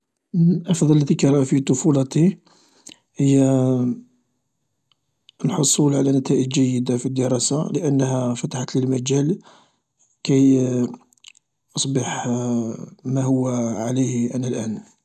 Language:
Algerian Arabic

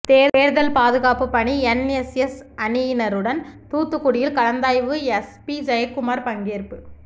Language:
Tamil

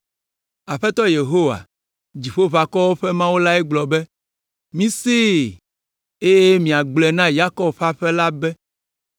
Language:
Ewe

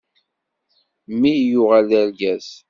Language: Kabyle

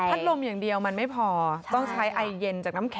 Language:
Thai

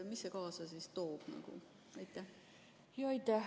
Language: Estonian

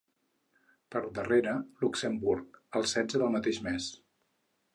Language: Catalan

